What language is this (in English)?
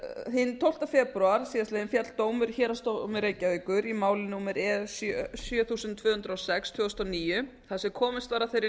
Icelandic